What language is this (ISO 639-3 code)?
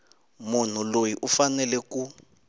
tso